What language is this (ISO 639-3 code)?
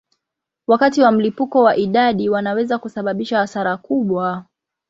swa